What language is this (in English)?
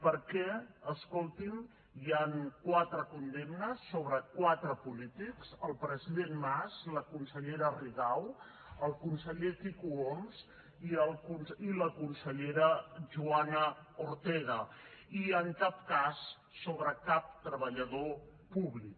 Catalan